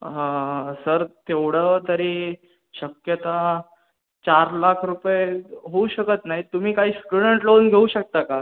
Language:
Marathi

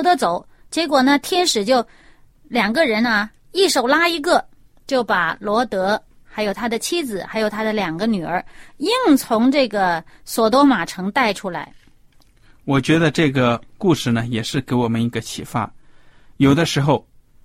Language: Chinese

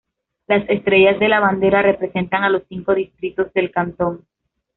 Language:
Spanish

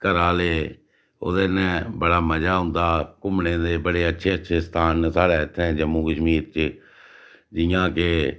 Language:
Dogri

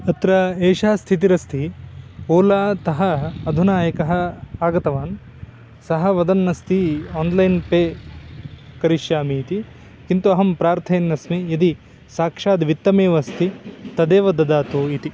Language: Sanskrit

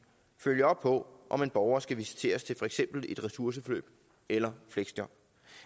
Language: Danish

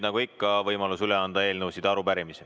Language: Estonian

